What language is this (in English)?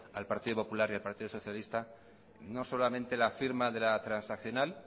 Spanish